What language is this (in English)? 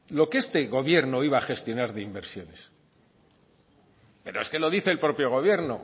Spanish